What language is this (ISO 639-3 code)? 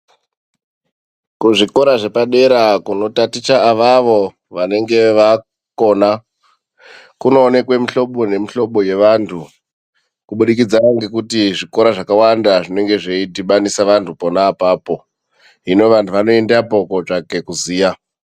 ndc